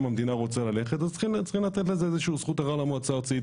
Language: Hebrew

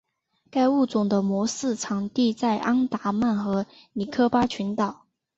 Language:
Chinese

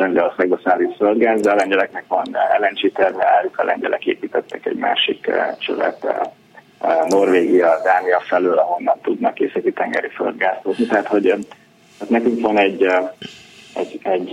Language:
Hungarian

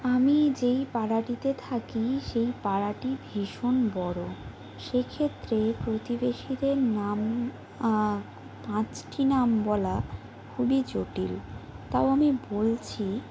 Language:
Bangla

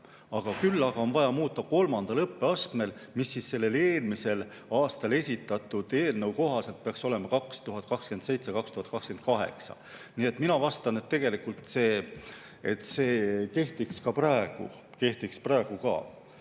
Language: Estonian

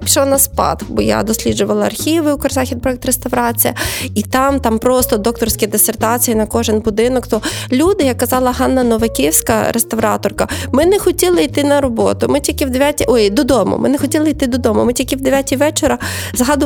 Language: Ukrainian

